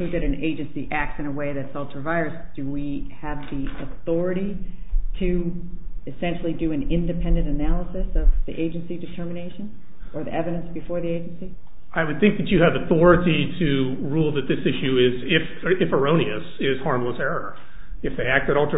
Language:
English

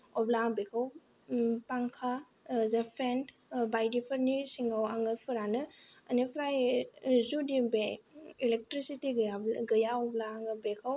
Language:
Bodo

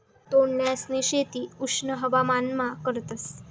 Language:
Marathi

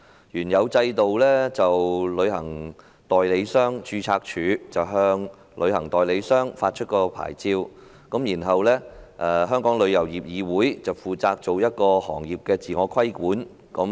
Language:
Cantonese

